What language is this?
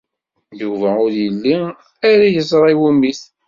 Kabyle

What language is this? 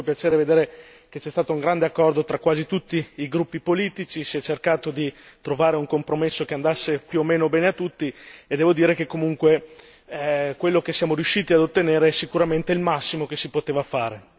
Italian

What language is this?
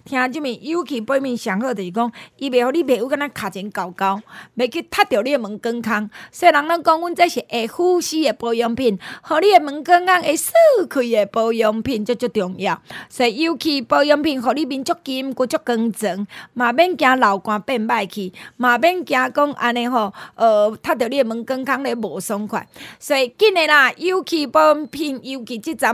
Chinese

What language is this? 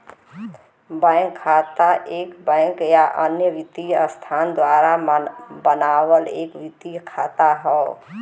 Bhojpuri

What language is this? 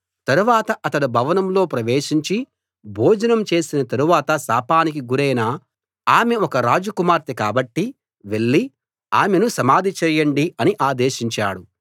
Telugu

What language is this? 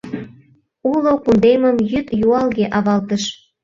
Mari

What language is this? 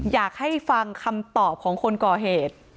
Thai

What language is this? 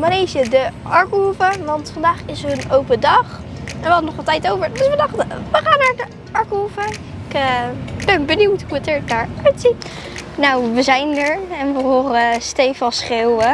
Dutch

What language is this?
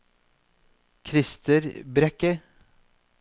Norwegian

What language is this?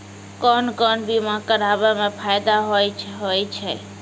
Maithili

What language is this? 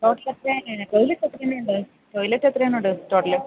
Malayalam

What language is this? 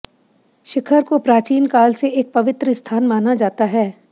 Hindi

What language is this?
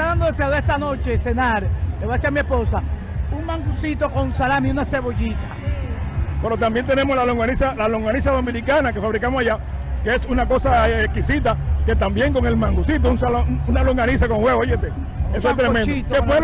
Spanish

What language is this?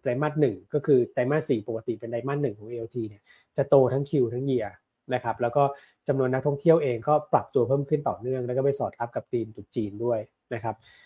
Thai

